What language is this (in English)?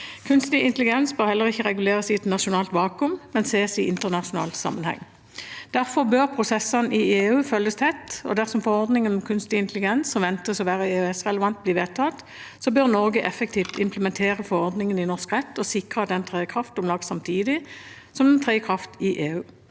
Norwegian